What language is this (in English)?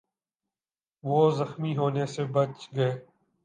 Urdu